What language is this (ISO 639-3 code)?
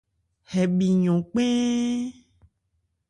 ebr